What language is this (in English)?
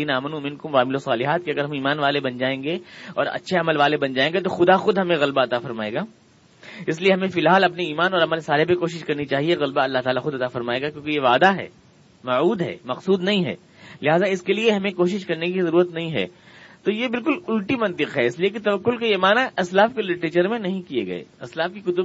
Urdu